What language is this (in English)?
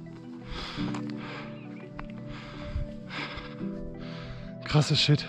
German